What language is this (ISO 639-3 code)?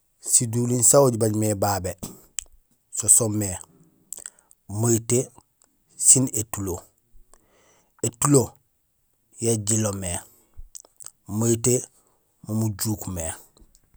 gsl